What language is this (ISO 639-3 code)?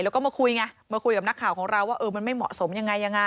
tha